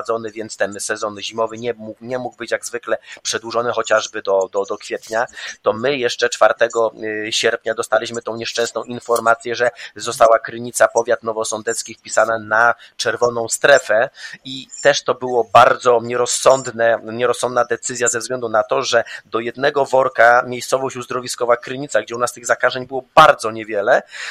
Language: Polish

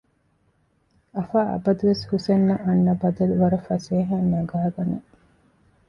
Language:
Divehi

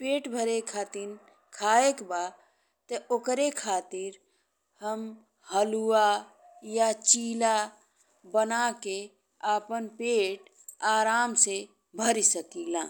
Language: Bhojpuri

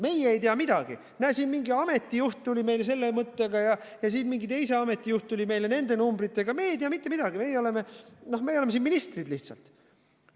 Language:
Estonian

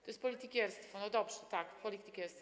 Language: Polish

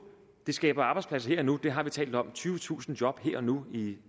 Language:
Danish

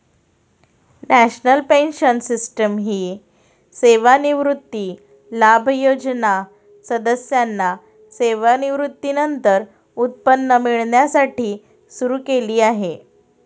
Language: Marathi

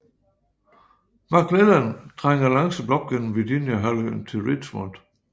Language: Danish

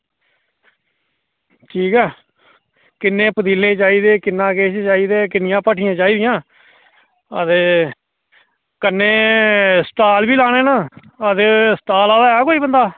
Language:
Dogri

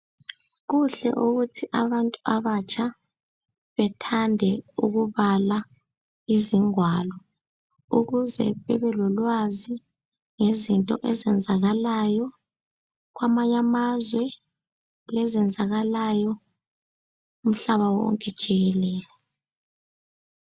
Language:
North Ndebele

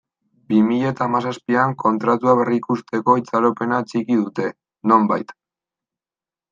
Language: Basque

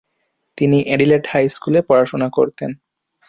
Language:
Bangla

